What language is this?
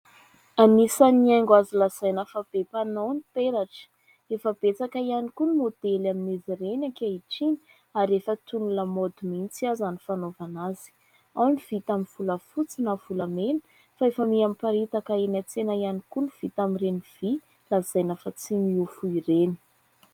Malagasy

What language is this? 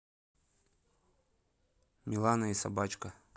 Russian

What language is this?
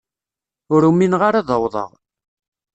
Kabyle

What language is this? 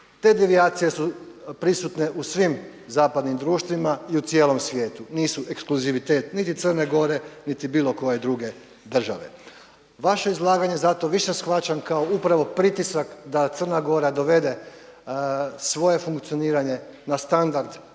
Croatian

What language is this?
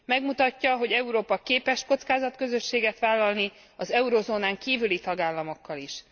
Hungarian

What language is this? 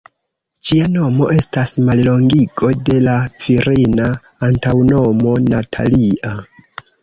Esperanto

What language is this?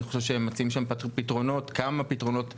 Hebrew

